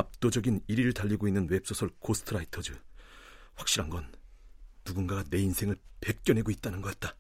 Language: Korean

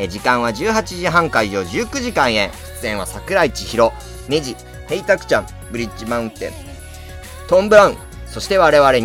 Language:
Japanese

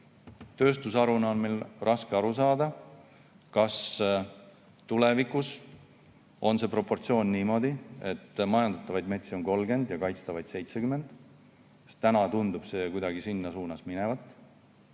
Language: Estonian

